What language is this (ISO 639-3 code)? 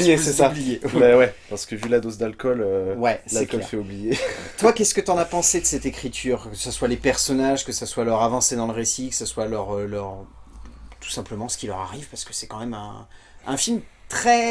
fra